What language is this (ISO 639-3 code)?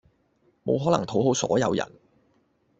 yue